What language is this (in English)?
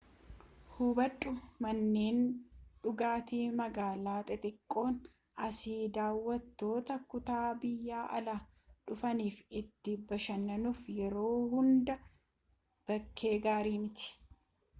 Oromo